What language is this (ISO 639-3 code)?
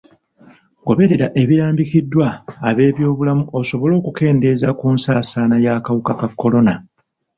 lug